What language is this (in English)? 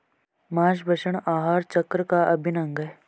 Hindi